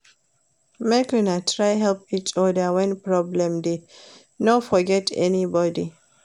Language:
Nigerian Pidgin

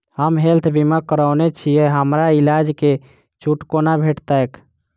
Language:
Maithili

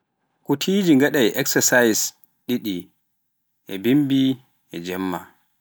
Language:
Pular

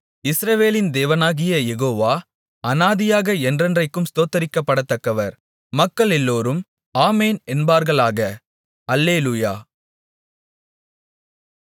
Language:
Tamil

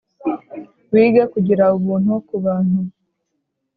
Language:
Kinyarwanda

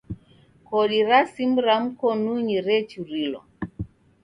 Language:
Taita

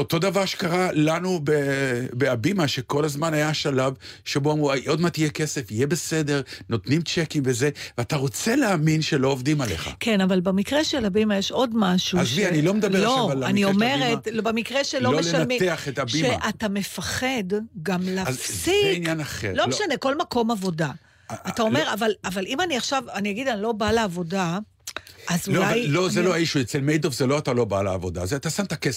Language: Hebrew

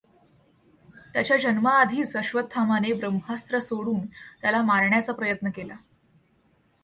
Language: Marathi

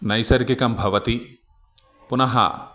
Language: Sanskrit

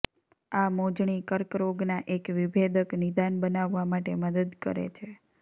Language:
Gujarati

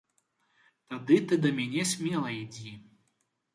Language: Belarusian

